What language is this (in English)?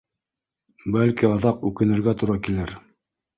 Bashkir